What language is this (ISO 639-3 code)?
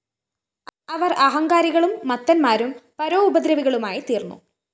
mal